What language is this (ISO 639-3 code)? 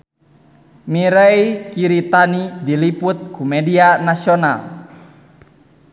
sun